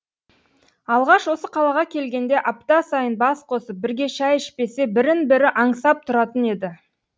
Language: Kazakh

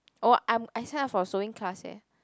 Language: English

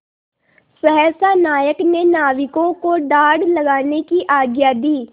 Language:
Hindi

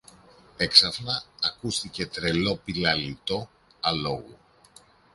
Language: Greek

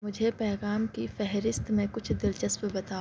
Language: Urdu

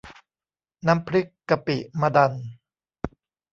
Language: Thai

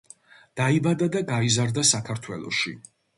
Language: Georgian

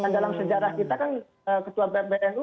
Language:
Indonesian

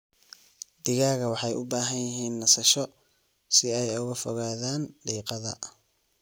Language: Somali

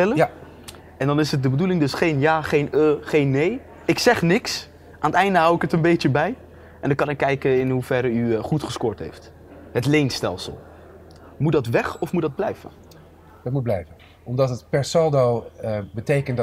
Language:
Dutch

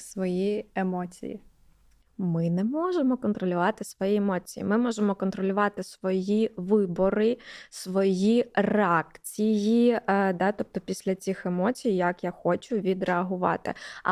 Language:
Ukrainian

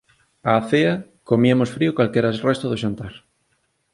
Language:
Galician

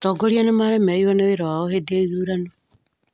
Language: Kikuyu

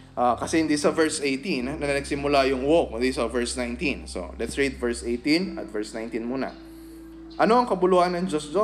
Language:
Filipino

